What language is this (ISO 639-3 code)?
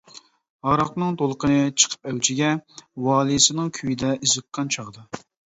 uig